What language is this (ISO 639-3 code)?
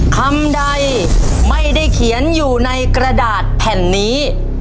tha